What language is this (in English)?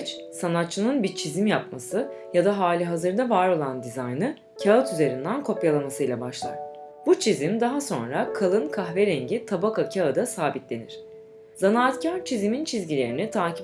Turkish